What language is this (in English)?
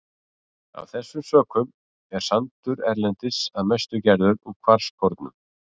Icelandic